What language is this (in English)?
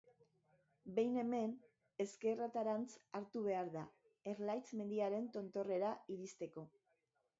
Basque